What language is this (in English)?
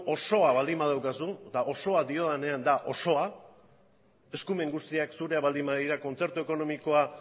Basque